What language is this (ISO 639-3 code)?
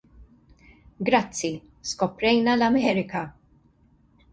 mlt